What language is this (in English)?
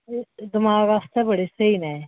Dogri